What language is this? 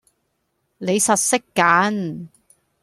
Cantonese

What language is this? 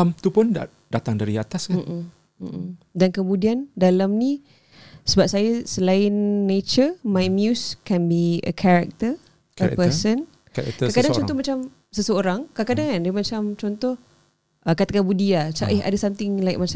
Malay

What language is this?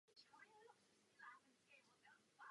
Czech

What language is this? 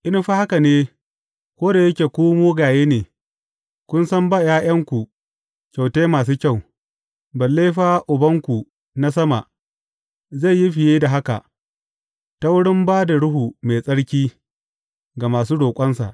Hausa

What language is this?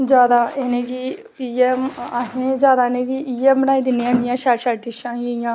Dogri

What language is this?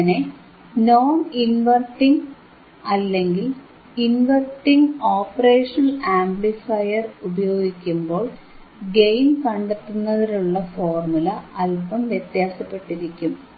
Malayalam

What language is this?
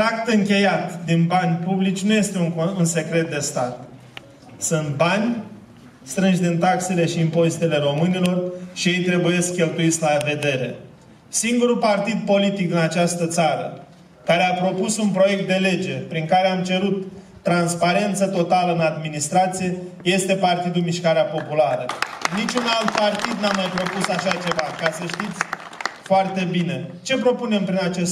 Romanian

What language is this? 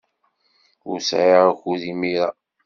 Kabyle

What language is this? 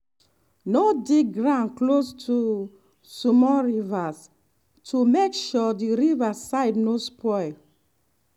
Nigerian Pidgin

